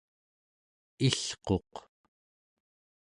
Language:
Central Yupik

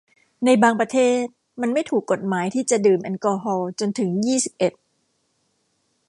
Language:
Thai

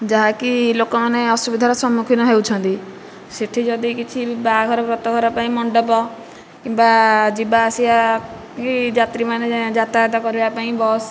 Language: Odia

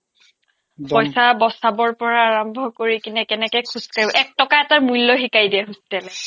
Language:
Assamese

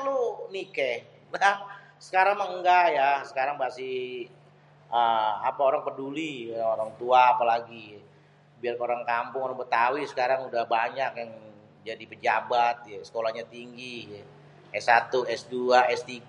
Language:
Betawi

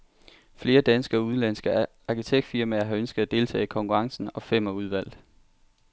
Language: Danish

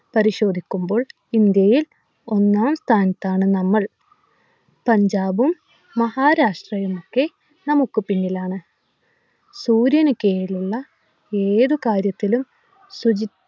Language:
Malayalam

